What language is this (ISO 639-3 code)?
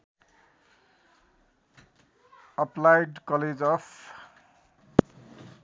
nep